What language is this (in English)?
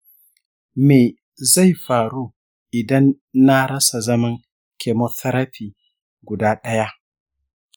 Hausa